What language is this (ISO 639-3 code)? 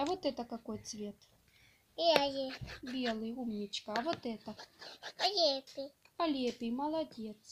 rus